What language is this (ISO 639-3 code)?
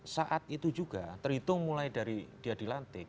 ind